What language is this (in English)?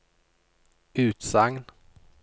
Norwegian